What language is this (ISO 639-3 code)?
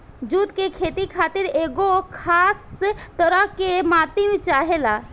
bho